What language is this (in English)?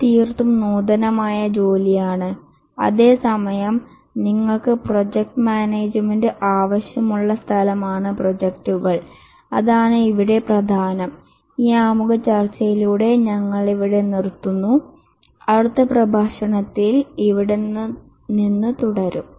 Malayalam